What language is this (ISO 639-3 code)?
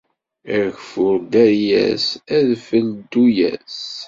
kab